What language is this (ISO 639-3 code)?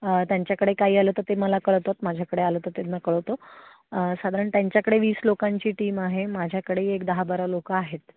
mar